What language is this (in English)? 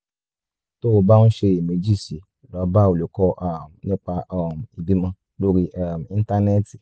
Yoruba